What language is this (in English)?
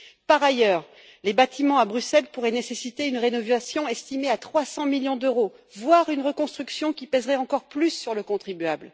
French